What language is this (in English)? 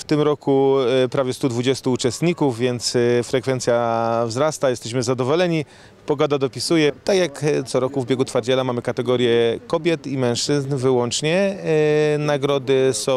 Polish